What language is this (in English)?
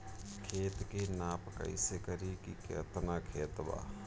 Bhojpuri